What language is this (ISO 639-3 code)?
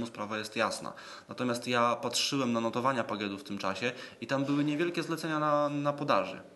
pol